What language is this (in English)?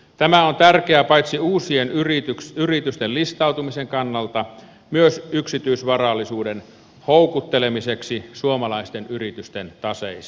Finnish